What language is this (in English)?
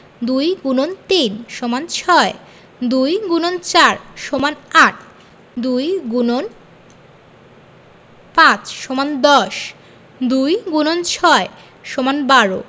Bangla